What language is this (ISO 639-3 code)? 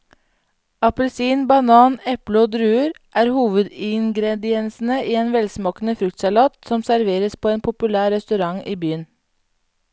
nor